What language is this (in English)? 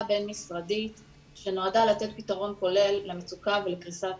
Hebrew